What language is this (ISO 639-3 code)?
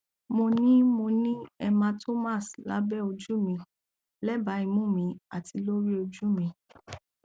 yor